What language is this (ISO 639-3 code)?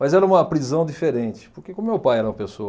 por